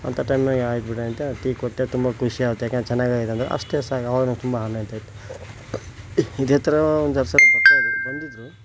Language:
Kannada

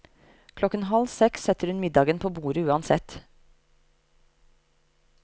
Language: Norwegian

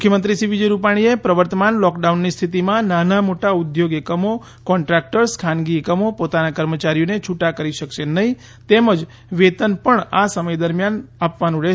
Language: Gujarati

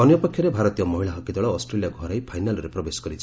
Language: Odia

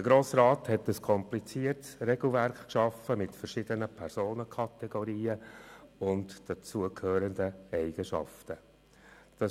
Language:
Swiss German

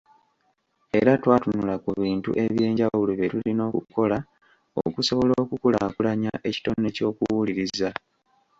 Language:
Ganda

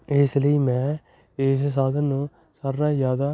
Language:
Punjabi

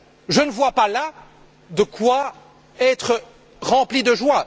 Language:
French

